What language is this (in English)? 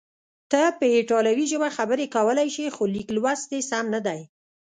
Pashto